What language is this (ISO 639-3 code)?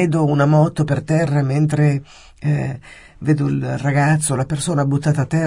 ita